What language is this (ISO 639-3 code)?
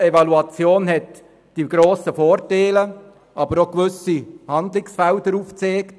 gsw